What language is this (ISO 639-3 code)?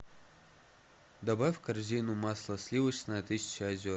rus